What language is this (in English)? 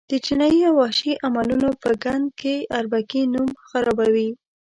Pashto